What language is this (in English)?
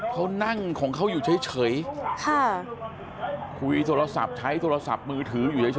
Thai